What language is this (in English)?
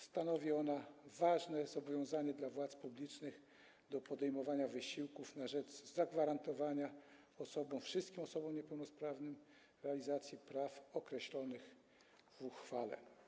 Polish